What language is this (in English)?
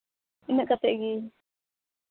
Santali